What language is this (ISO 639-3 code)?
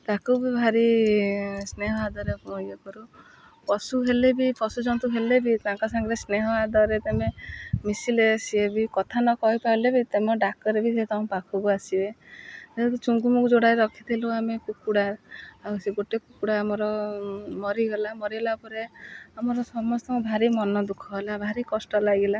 ori